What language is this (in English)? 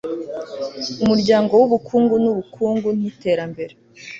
Kinyarwanda